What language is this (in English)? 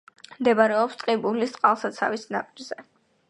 Georgian